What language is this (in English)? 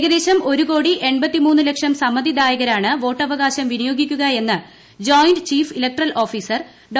Malayalam